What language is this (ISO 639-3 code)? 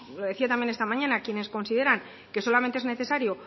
spa